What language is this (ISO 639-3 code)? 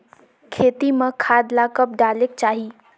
hne